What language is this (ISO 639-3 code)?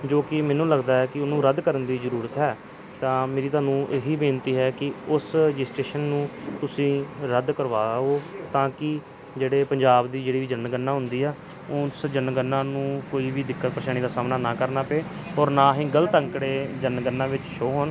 pan